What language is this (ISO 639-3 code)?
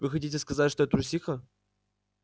rus